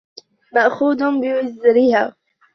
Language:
Arabic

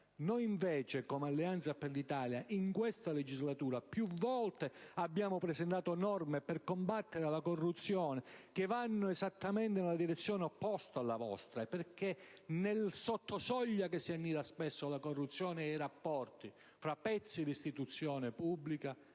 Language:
Italian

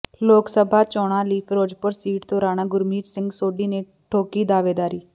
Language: Punjabi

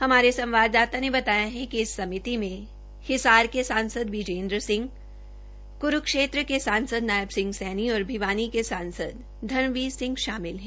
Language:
Hindi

